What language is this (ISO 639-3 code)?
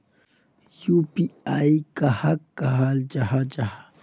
mag